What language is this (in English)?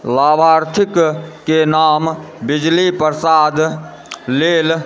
Maithili